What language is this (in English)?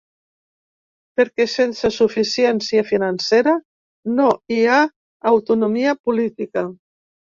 Catalan